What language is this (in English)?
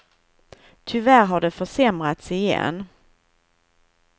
Swedish